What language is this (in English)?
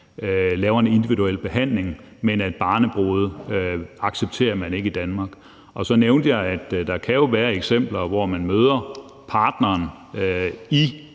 Danish